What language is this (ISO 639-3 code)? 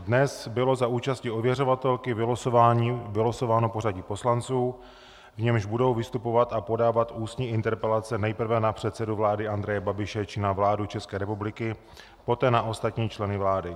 ces